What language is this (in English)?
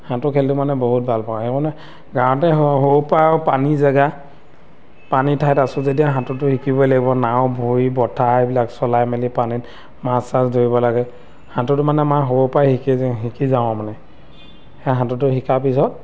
Assamese